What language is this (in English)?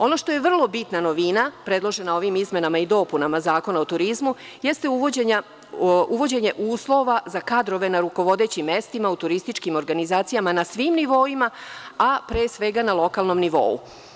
Serbian